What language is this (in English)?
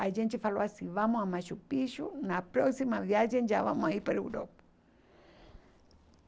Portuguese